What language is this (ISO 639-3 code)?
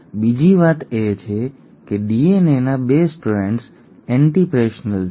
guj